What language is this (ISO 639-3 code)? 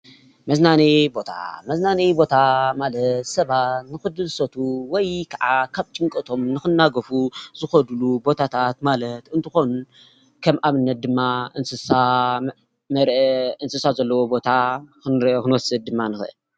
tir